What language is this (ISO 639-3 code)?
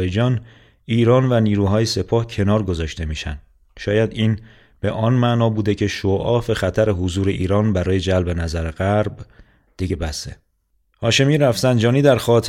fas